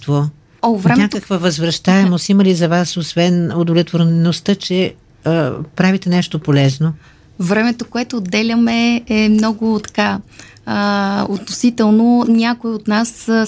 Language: Bulgarian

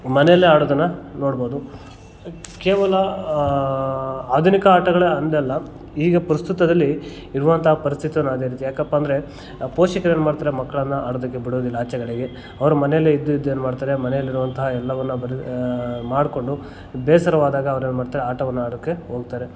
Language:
Kannada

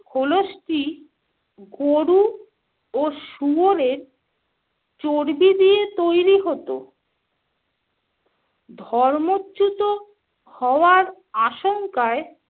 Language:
Bangla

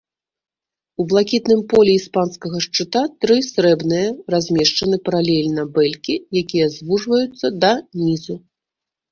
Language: Belarusian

